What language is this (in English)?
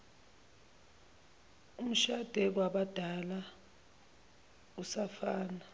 Zulu